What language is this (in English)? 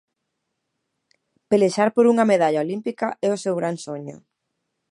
Galician